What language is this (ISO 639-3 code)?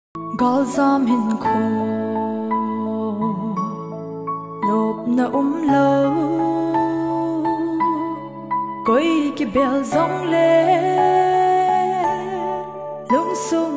tha